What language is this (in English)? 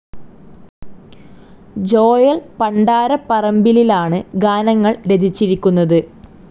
Malayalam